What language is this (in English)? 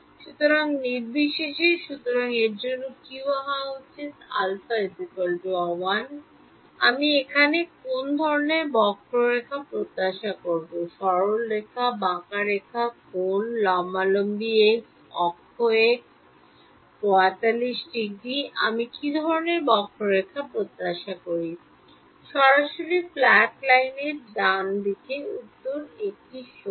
Bangla